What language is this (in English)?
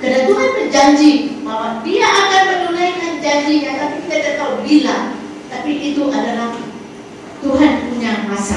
Malay